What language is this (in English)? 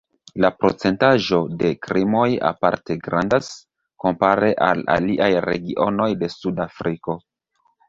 Esperanto